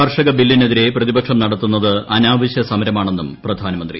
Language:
Malayalam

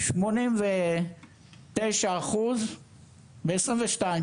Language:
Hebrew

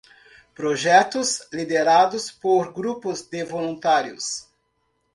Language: Portuguese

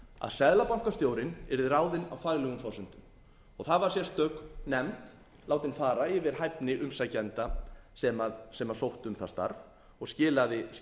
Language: Icelandic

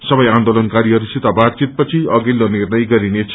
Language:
Nepali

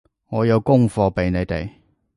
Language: Cantonese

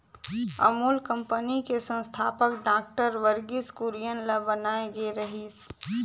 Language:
Chhattisgarhi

